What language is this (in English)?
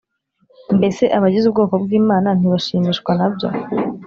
Kinyarwanda